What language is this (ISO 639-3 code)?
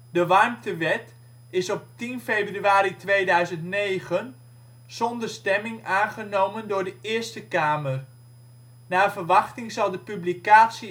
nld